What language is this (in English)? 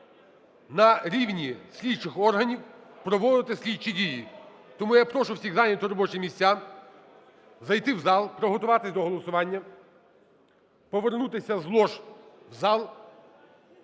Ukrainian